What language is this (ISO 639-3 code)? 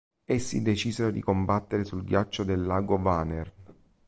ita